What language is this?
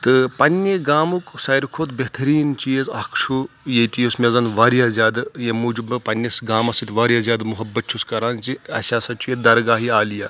Kashmiri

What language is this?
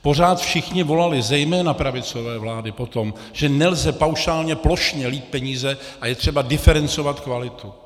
Czech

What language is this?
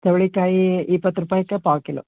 Kannada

